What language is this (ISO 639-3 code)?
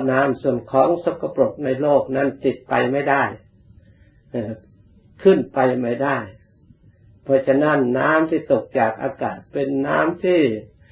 tha